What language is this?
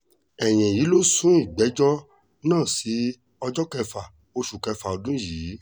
Yoruba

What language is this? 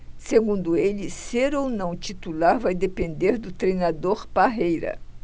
Portuguese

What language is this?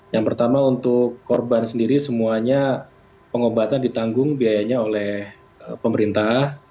Indonesian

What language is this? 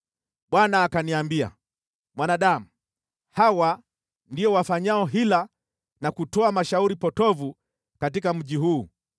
Swahili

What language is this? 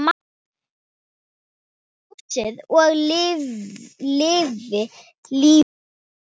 Icelandic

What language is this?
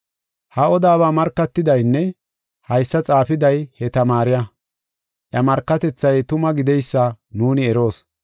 Gofa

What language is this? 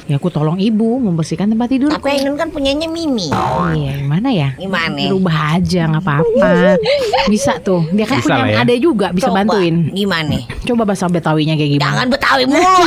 Indonesian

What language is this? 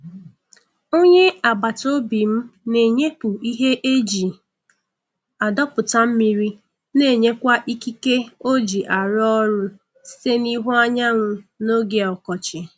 Igbo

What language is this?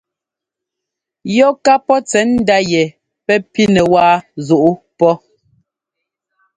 Ngomba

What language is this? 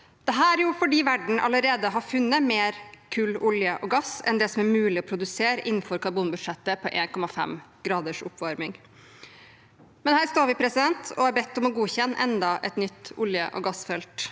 Norwegian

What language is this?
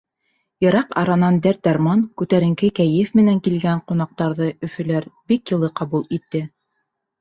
Bashkir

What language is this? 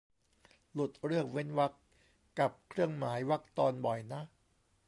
Thai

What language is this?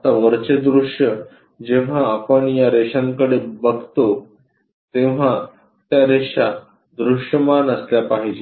Marathi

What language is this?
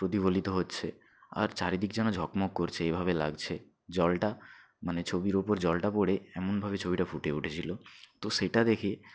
Bangla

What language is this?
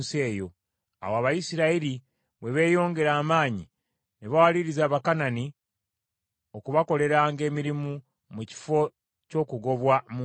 Ganda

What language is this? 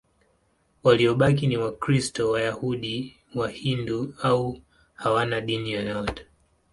Swahili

